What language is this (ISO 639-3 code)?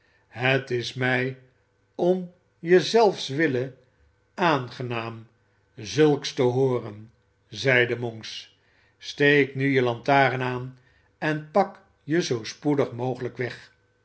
nld